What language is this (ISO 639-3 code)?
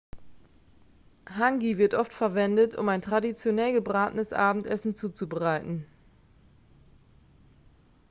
deu